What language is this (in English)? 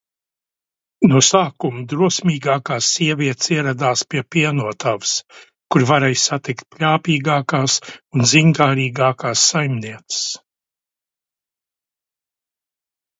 Latvian